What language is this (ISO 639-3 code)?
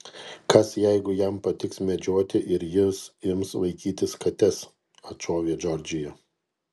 lit